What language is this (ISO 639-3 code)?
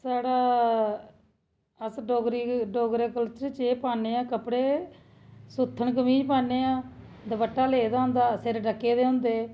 doi